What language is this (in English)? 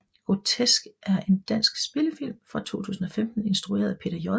Danish